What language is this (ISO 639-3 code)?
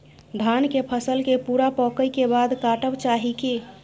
mai